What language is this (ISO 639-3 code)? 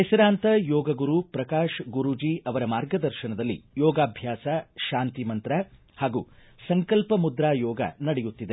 kan